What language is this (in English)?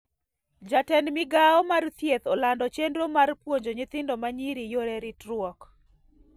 Luo (Kenya and Tanzania)